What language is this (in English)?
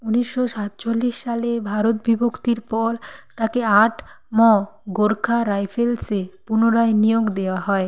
Bangla